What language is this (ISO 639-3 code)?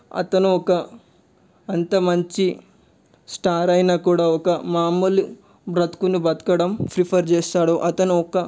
tel